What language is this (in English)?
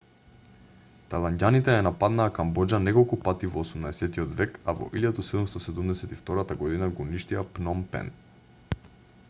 Macedonian